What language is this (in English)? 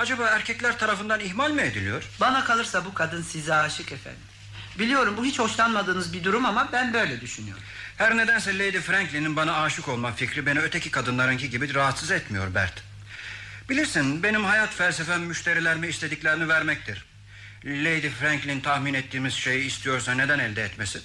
Turkish